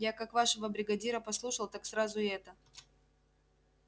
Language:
Russian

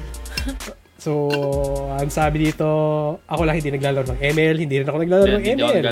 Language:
Filipino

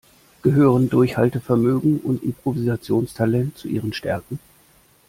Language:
German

